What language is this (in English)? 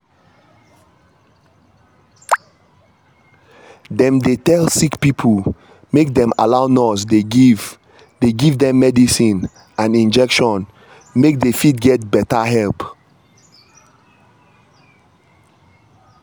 Nigerian Pidgin